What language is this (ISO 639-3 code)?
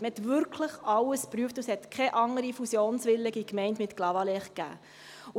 gsw